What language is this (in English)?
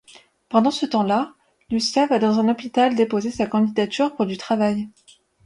French